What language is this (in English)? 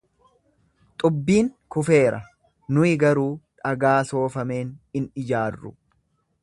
Oromo